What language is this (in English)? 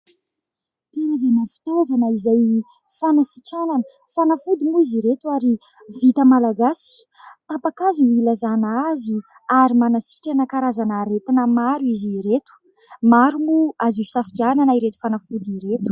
Malagasy